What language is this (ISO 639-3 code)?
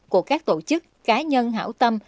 vie